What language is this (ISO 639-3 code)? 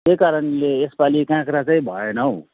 nep